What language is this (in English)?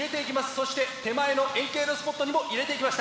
Japanese